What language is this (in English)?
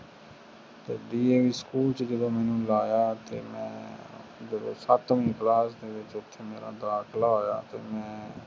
Punjabi